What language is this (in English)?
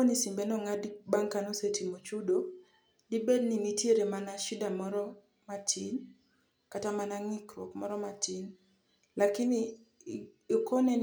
Luo (Kenya and Tanzania)